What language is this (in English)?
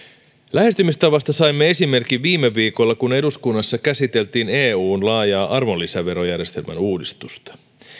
Finnish